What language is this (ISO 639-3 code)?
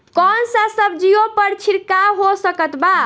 bho